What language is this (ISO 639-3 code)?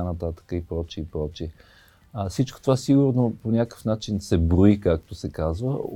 bul